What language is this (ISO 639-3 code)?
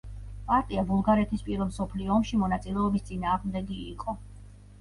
kat